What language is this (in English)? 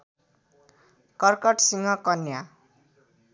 Nepali